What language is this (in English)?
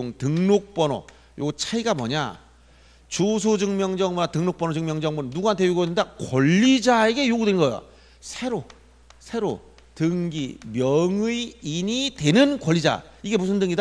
Korean